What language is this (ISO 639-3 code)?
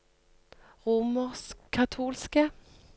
nor